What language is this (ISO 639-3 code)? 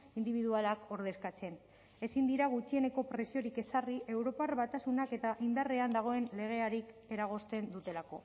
eus